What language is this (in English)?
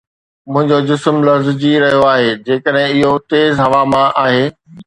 Sindhi